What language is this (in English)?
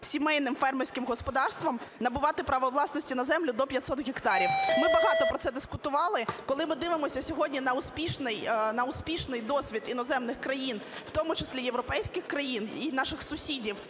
Ukrainian